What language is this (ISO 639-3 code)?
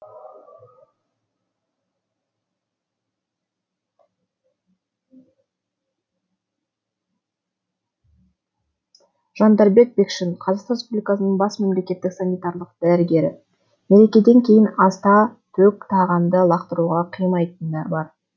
kaz